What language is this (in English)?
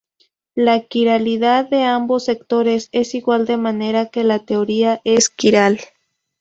Spanish